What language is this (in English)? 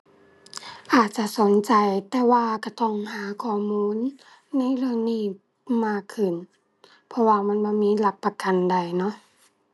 Thai